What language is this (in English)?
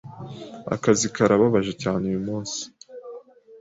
Kinyarwanda